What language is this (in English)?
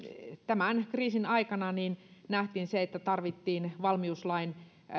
Finnish